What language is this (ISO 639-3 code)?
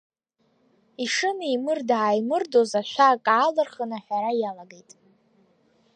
abk